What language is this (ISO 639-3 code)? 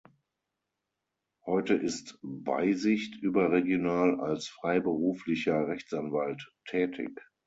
deu